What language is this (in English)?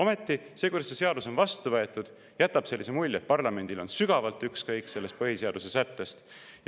Estonian